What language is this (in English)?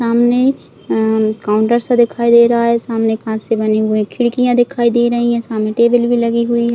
Hindi